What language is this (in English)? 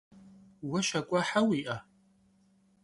Kabardian